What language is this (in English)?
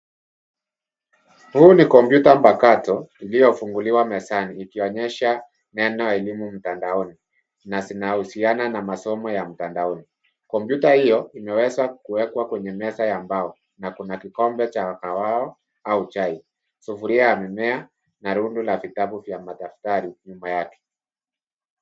Swahili